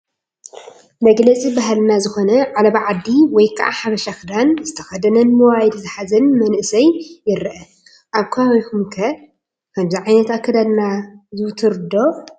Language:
Tigrinya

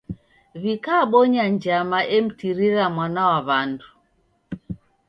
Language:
Taita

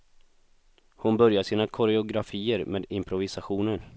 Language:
Swedish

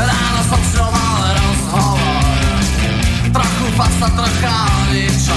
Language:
Slovak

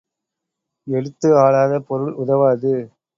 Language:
Tamil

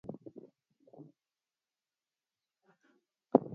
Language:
Swahili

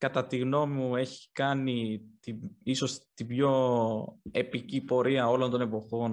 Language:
Greek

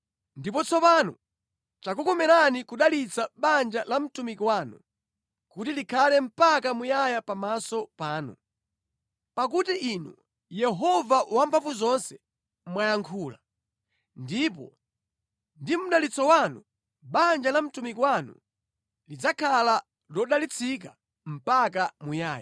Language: Nyanja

